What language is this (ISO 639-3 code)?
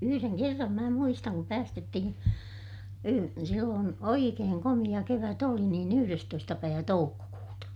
fin